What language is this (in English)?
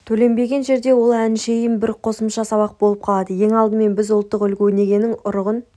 Kazakh